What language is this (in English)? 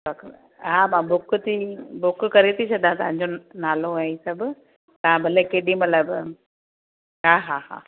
Sindhi